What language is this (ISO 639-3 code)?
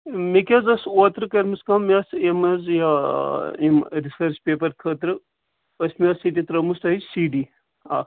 kas